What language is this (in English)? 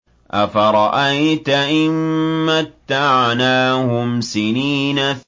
Arabic